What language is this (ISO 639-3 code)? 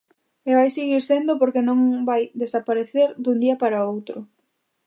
glg